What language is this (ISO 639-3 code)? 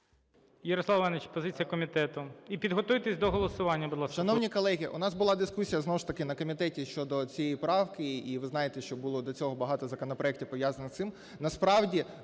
ukr